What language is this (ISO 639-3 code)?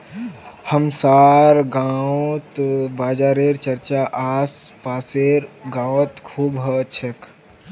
mag